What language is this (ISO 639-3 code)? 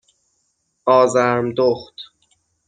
fas